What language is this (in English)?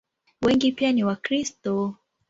Swahili